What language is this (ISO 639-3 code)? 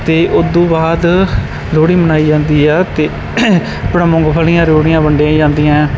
pan